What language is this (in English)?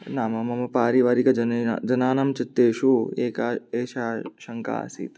Sanskrit